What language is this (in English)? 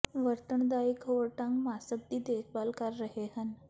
Punjabi